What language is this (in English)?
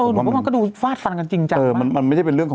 Thai